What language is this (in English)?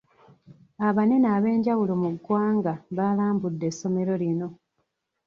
Ganda